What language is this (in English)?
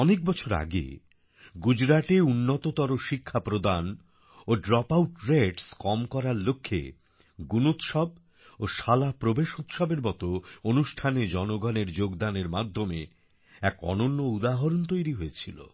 Bangla